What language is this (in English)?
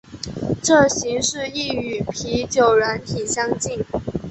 Chinese